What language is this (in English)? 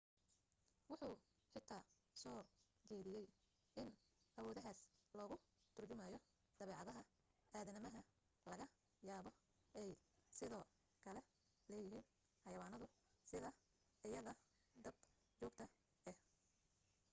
Somali